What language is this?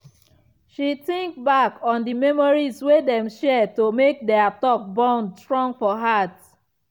Nigerian Pidgin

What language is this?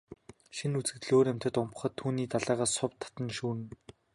Mongolian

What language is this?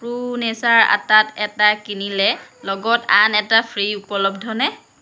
Assamese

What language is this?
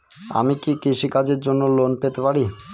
Bangla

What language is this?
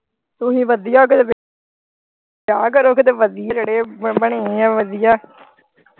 Punjabi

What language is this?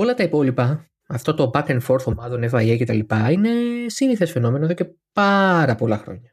Greek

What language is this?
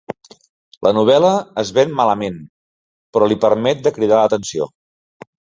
Catalan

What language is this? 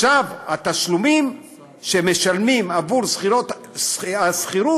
Hebrew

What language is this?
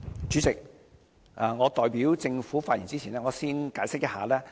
Cantonese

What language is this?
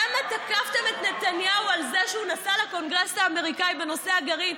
Hebrew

